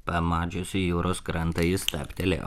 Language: Lithuanian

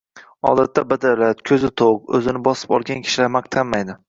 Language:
Uzbek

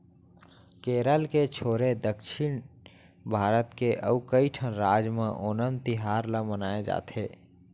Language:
Chhattisgarhi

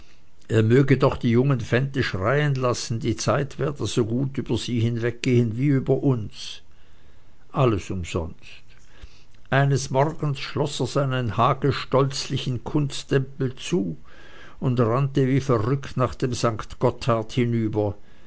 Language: German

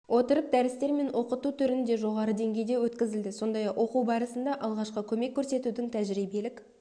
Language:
Kazakh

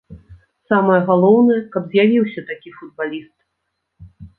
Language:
Belarusian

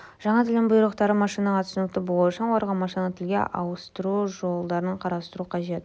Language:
Kazakh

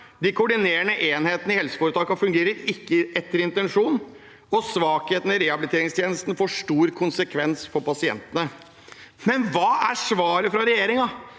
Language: Norwegian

